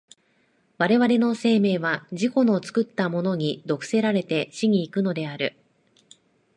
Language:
Japanese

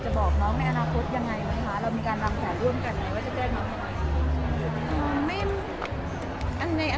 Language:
Thai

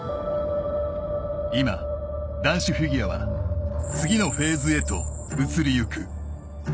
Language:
Japanese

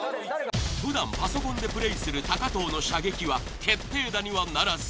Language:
Japanese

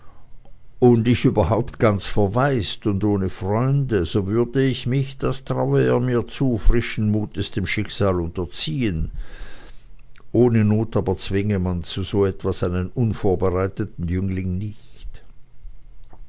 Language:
German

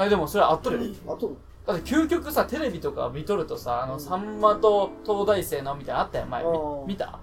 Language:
Japanese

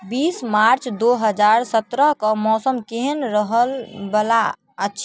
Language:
Maithili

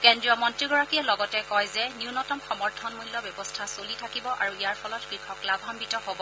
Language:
Assamese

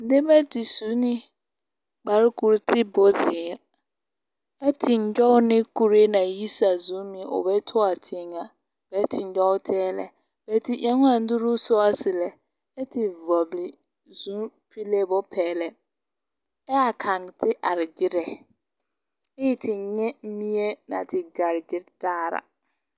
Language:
Southern Dagaare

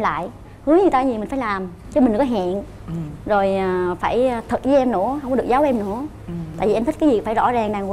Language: Vietnamese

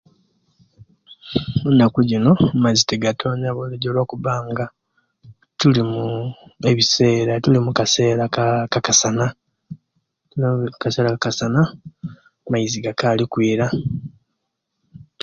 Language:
Kenyi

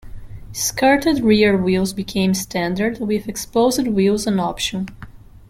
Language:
English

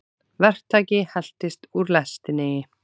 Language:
Icelandic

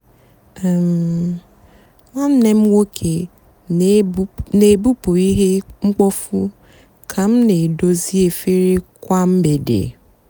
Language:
Igbo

